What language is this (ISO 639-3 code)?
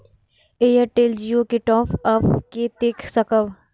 mai